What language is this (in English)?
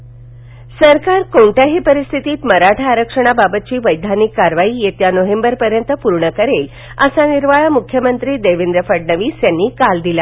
Marathi